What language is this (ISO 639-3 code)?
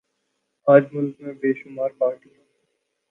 urd